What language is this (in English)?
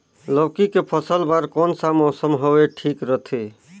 Chhattisgarhi